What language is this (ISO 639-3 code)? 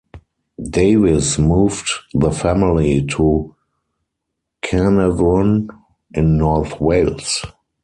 eng